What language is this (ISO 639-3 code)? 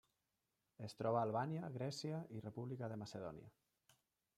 cat